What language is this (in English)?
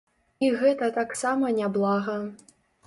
Belarusian